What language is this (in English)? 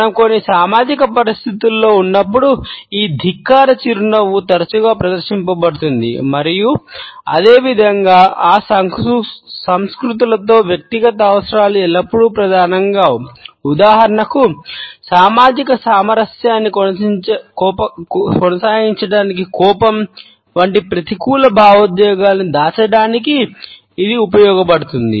Telugu